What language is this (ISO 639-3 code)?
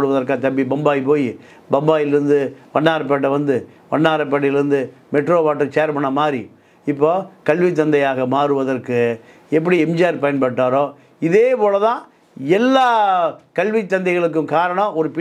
tam